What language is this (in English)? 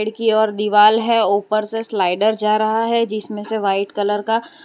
Hindi